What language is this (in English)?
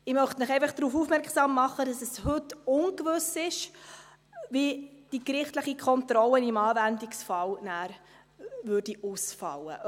Swiss German